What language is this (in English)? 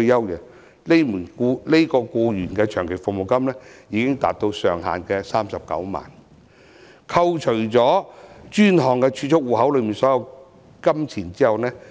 Cantonese